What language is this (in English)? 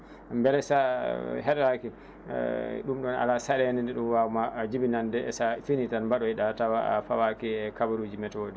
Fula